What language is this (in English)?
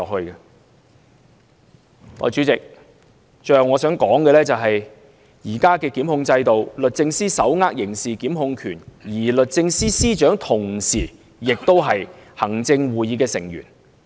Cantonese